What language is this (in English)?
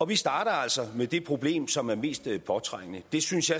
Danish